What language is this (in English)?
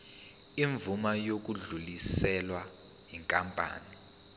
Zulu